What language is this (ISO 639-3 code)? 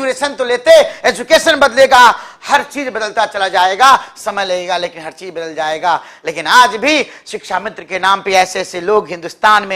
hin